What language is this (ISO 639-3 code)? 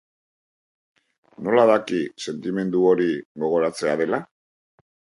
eus